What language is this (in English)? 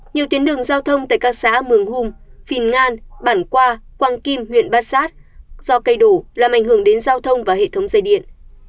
Vietnamese